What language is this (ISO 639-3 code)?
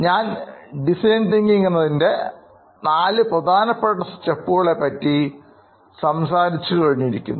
mal